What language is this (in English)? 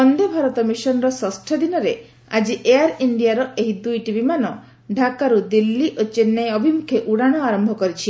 Odia